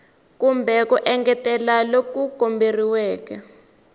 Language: Tsonga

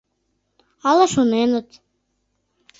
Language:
Mari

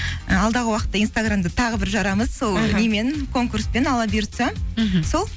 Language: Kazakh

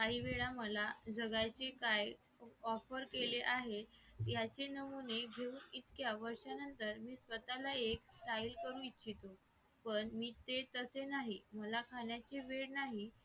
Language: Marathi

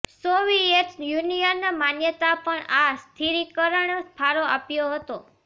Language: Gujarati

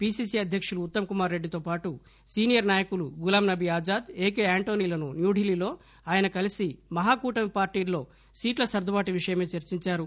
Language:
Telugu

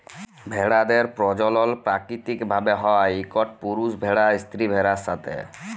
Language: Bangla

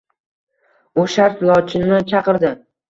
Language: Uzbek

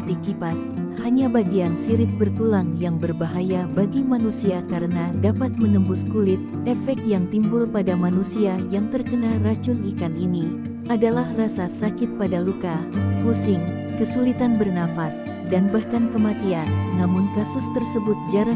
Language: Indonesian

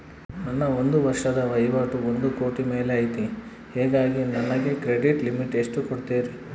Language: Kannada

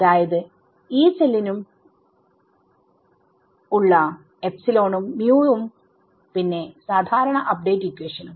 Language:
Malayalam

